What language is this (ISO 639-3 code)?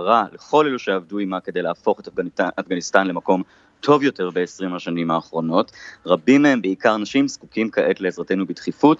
heb